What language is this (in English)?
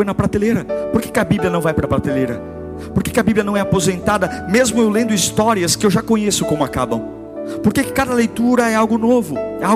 Portuguese